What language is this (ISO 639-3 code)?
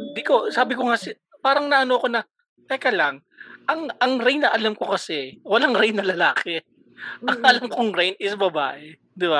fil